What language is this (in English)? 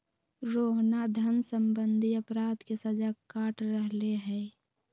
Magahi